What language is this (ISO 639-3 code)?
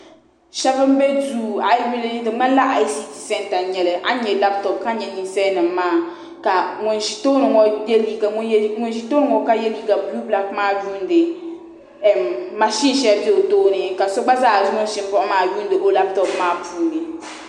dag